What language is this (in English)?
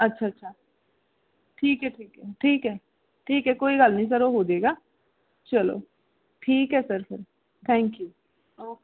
Punjabi